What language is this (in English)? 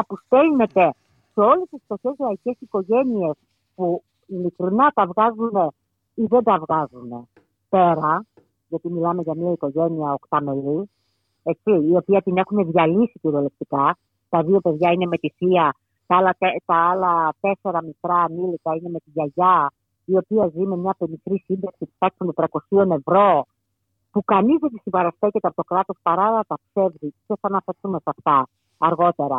Greek